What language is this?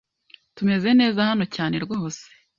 Kinyarwanda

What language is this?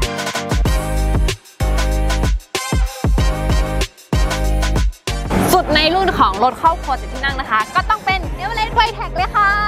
Thai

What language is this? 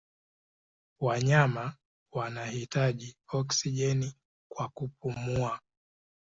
Swahili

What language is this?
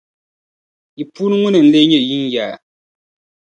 Dagbani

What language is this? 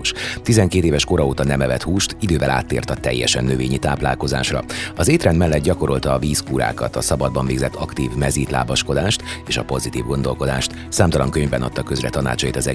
Hungarian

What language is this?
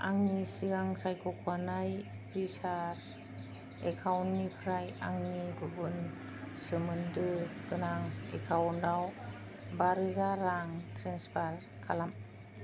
Bodo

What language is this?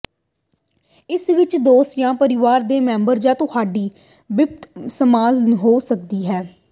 Punjabi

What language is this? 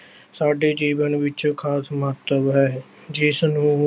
Punjabi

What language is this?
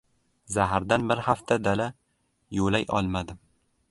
Uzbek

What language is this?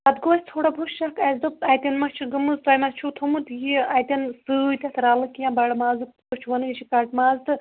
Kashmiri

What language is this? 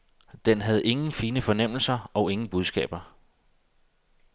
Danish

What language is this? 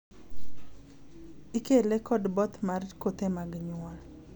Luo (Kenya and Tanzania)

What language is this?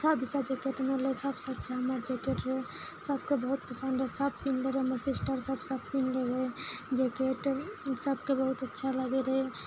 Maithili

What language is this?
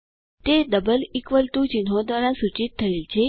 Gujarati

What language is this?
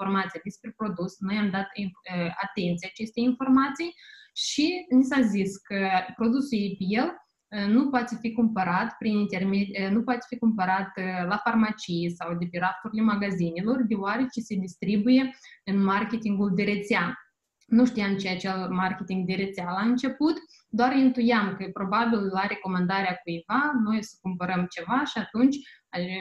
Romanian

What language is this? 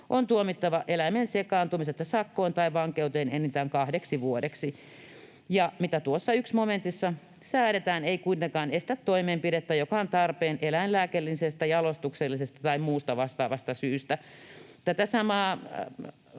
Finnish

